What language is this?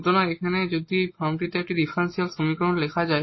Bangla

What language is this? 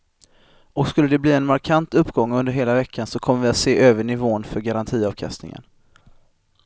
Swedish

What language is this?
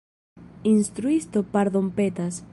Esperanto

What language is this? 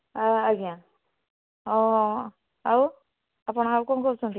Odia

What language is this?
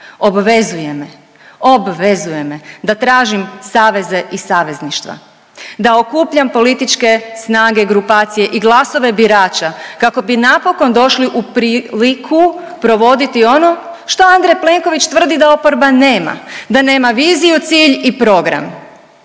Croatian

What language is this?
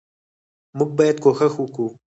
Pashto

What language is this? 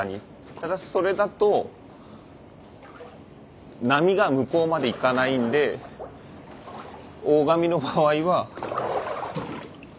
Japanese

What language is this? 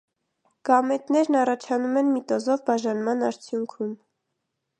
Armenian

